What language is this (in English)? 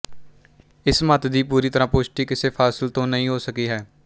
Punjabi